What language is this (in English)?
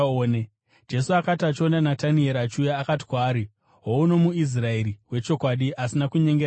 Shona